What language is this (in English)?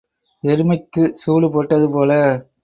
Tamil